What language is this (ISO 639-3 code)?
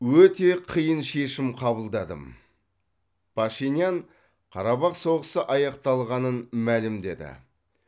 kaz